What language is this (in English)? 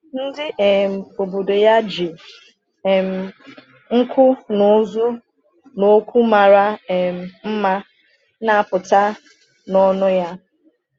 Igbo